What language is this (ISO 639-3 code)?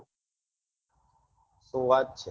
guj